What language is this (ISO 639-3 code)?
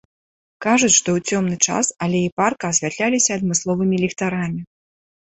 bel